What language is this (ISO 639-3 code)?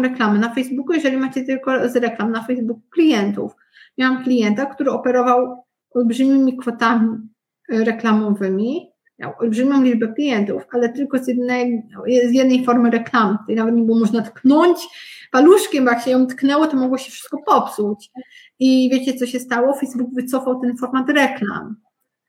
pol